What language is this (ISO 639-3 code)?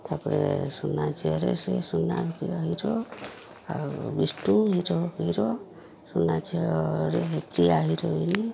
ori